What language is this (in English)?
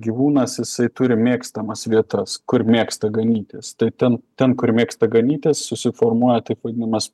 Lithuanian